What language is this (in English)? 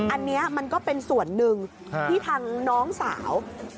Thai